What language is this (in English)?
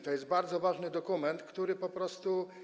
Polish